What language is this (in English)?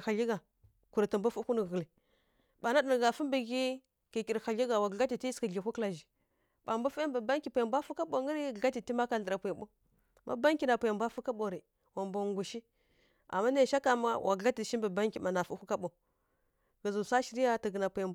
Kirya-Konzəl